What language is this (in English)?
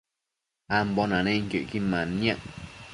Matsés